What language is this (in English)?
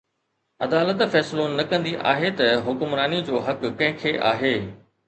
Sindhi